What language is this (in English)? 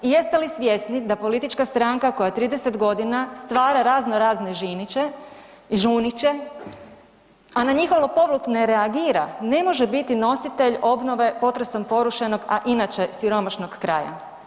Croatian